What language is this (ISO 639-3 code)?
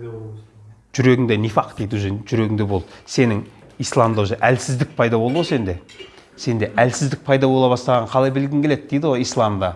kaz